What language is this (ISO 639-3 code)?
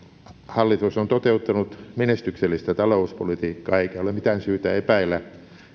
fin